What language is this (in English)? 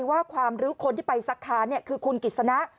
Thai